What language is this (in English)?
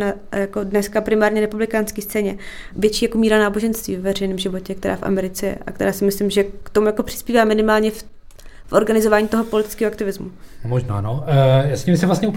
Czech